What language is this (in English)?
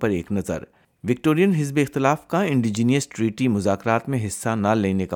Urdu